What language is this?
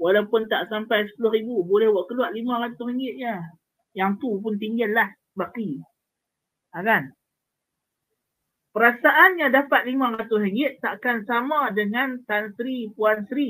Malay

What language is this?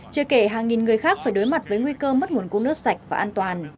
Vietnamese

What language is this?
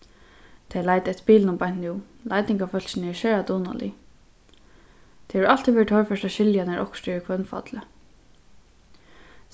Faroese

